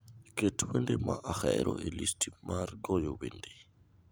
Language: Luo (Kenya and Tanzania)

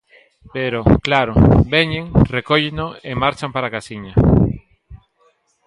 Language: Galician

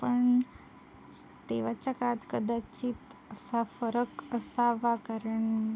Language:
Marathi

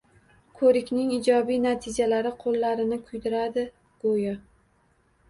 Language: Uzbek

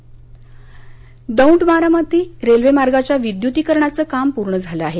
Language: Marathi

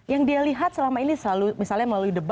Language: Indonesian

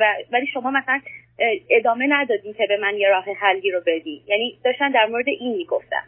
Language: Persian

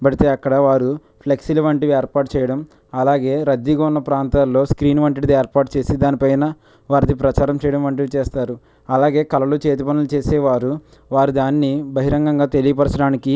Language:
Telugu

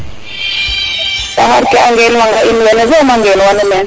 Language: Serer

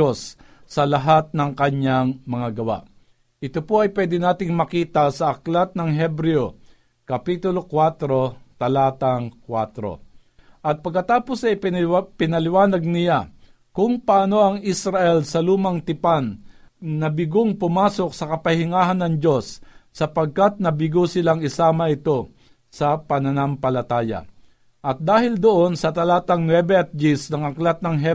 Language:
Filipino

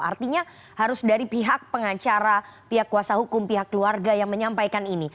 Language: Indonesian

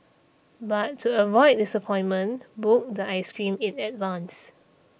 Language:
English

